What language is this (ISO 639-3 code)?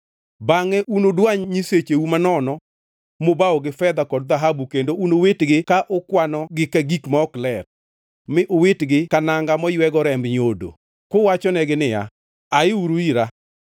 luo